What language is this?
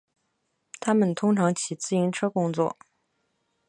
Chinese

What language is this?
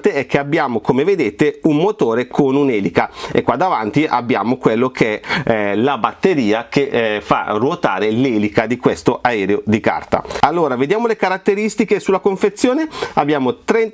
Italian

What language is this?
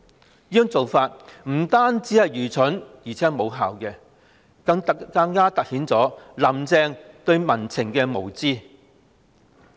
Cantonese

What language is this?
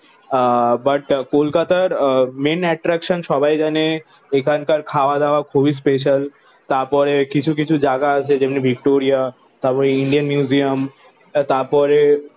Bangla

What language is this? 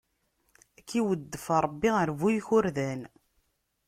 Kabyle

